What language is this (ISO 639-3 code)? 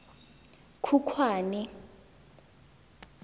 tsn